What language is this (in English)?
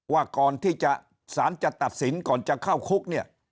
Thai